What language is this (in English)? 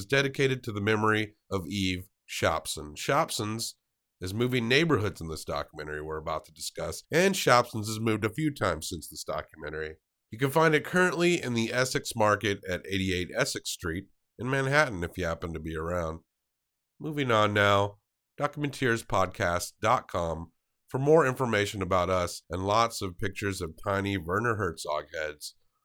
English